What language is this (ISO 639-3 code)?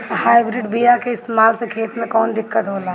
bho